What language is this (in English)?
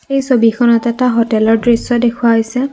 Assamese